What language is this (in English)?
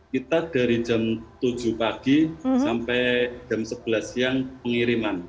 Indonesian